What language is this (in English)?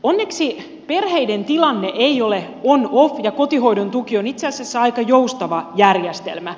Finnish